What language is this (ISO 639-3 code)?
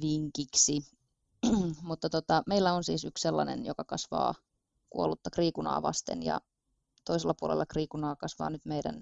fin